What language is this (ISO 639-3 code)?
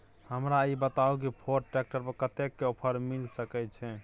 mai